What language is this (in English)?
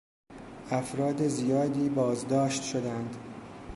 Persian